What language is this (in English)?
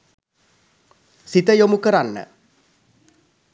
Sinhala